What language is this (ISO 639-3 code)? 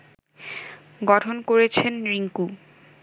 ben